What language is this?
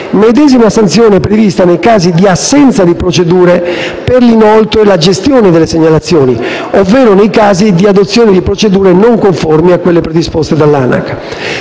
Italian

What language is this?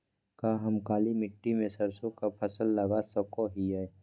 Magahi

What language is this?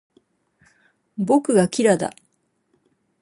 Japanese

